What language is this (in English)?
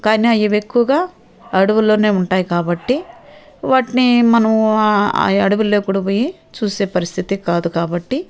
Telugu